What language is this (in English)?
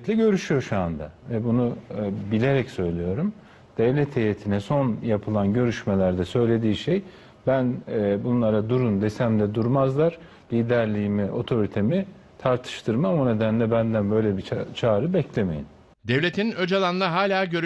Turkish